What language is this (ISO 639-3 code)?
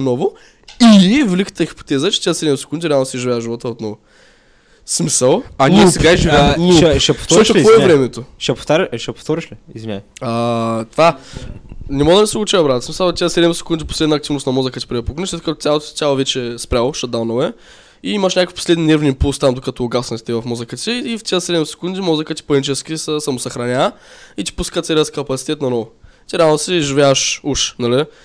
bul